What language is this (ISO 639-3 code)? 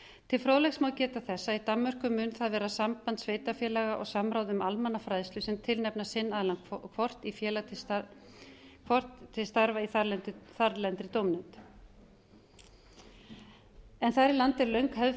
isl